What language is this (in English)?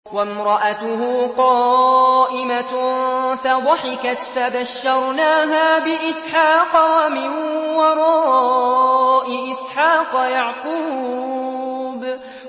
Arabic